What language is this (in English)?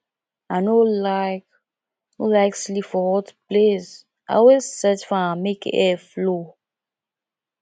Nigerian Pidgin